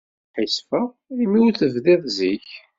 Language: Kabyle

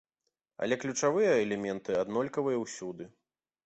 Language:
Belarusian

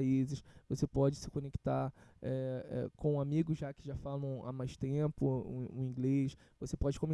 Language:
Portuguese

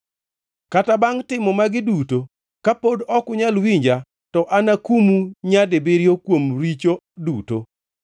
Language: Luo (Kenya and Tanzania)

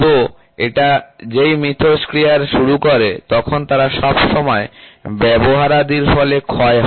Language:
Bangla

